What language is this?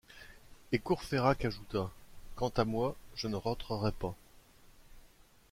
French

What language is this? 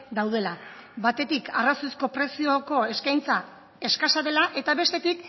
Basque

